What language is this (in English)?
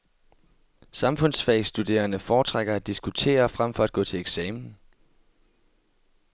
Danish